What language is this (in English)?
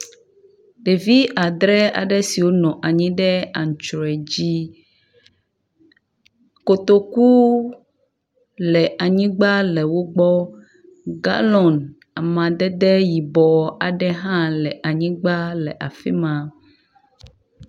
Ewe